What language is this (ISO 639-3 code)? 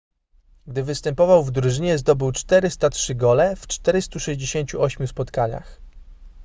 pol